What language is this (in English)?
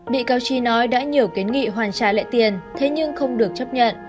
Vietnamese